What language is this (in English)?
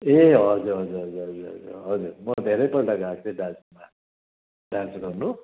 Nepali